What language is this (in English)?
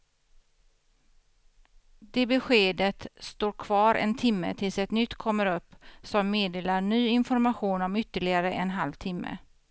Swedish